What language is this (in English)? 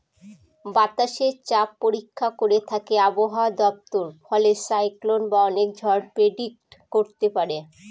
Bangla